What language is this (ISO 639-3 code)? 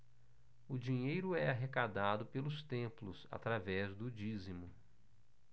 por